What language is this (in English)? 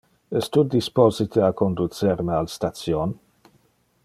Interlingua